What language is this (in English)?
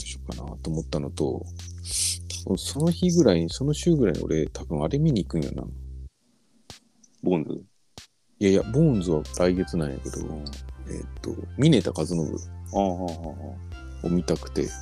Japanese